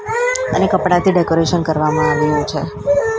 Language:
Gujarati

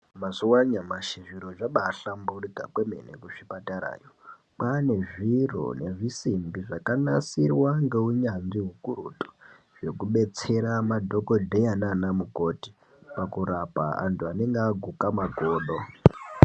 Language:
Ndau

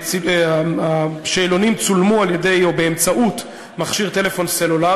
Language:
Hebrew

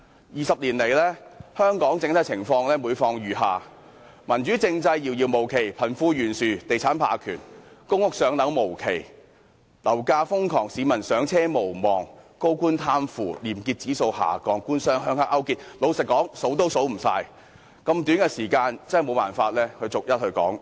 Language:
Cantonese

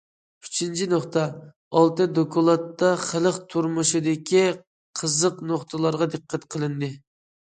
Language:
Uyghur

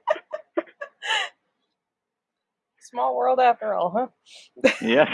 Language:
English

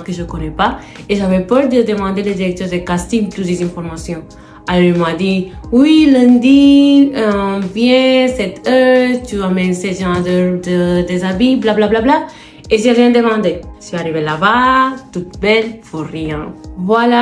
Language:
French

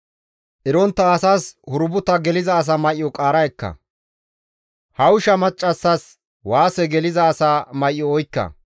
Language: Gamo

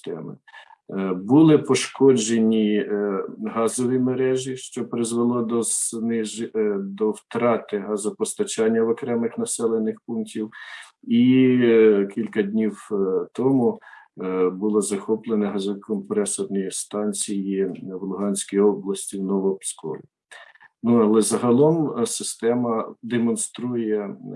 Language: Ukrainian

